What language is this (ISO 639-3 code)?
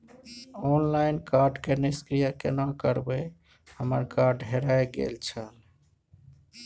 mai